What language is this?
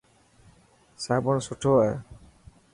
Dhatki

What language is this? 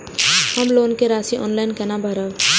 Maithili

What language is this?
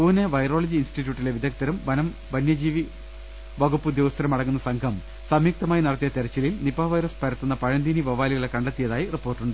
Malayalam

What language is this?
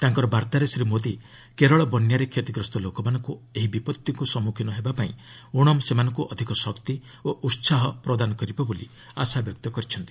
Odia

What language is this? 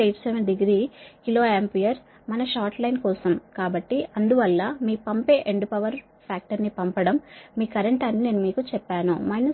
Telugu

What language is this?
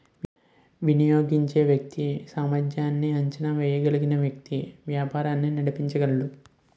Telugu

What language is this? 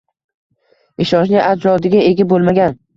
Uzbek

